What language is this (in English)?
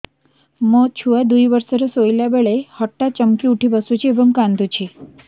Odia